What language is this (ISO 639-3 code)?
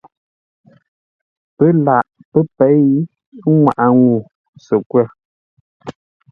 nla